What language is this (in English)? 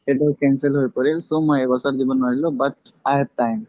Assamese